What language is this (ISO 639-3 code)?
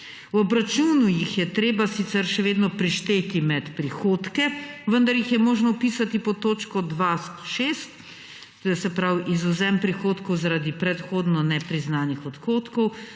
slv